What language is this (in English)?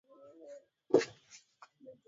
Swahili